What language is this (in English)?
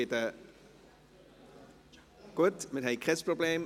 Swiss German